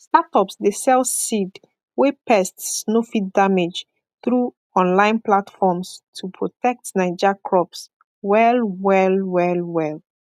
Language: Nigerian Pidgin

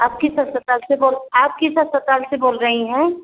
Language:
Hindi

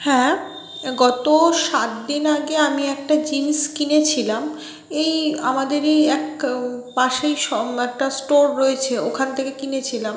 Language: Bangla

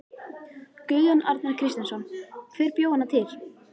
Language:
Icelandic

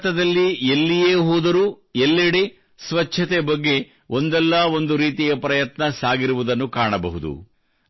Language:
Kannada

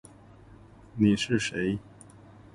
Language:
Chinese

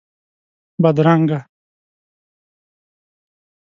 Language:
Pashto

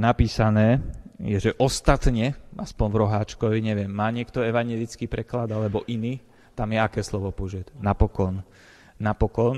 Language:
Slovak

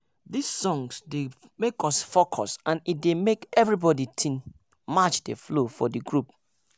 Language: Nigerian Pidgin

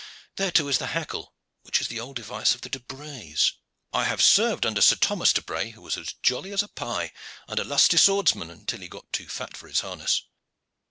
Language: English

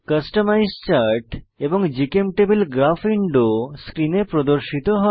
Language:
Bangla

